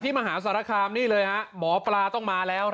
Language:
Thai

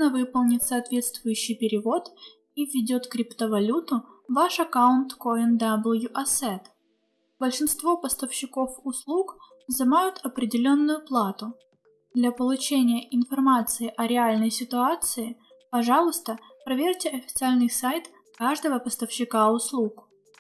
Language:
Russian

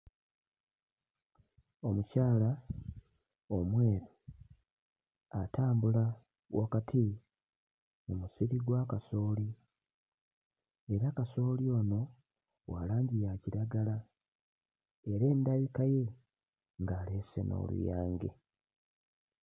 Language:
Ganda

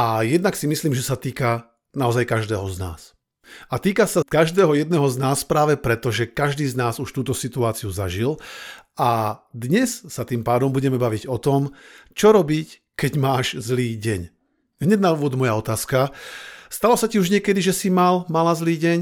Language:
Slovak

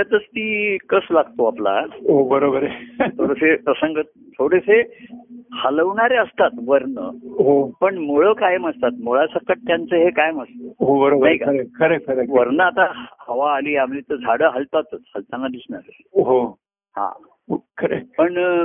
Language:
Marathi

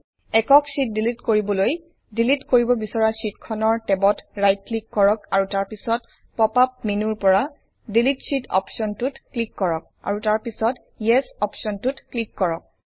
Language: Assamese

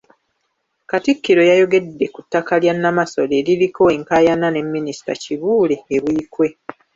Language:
Ganda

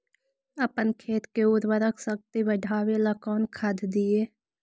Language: Magahi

